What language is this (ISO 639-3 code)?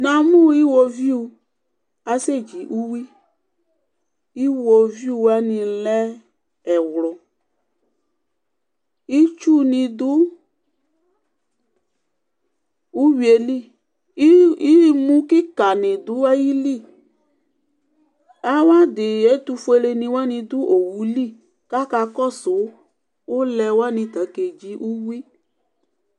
kpo